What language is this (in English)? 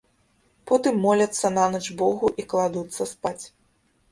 Belarusian